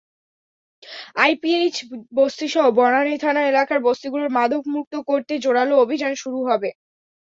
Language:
Bangla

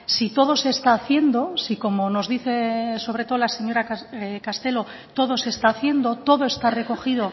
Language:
Spanish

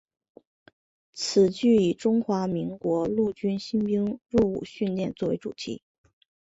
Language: Chinese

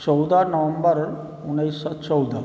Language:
Maithili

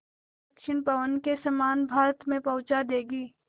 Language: Hindi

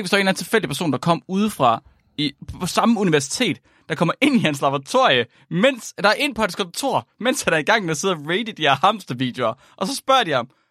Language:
Danish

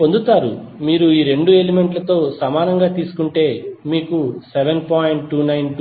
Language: Telugu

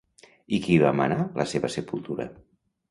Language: Catalan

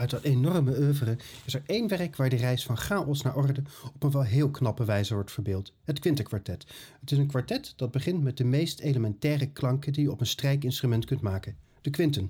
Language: Dutch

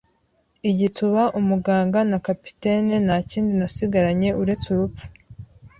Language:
Kinyarwanda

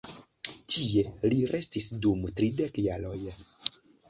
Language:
Esperanto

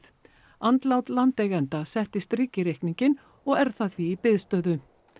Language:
Icelandic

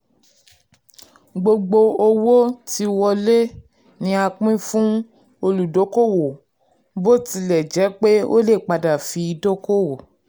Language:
Yoruba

